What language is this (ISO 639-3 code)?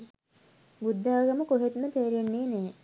sin